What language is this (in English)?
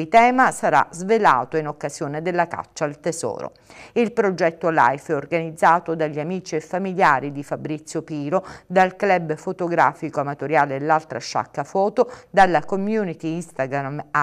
Italian